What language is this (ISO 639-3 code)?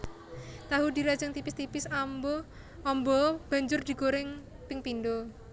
jav